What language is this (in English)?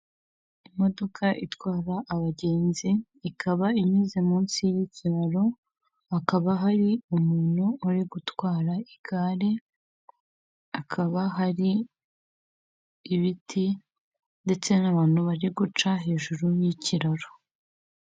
Kinyarwanda